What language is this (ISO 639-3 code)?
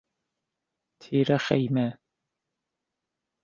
fas